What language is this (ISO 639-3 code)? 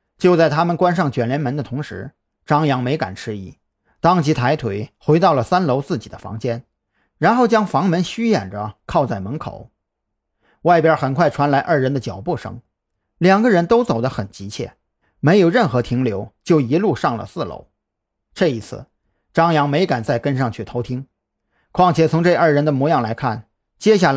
zho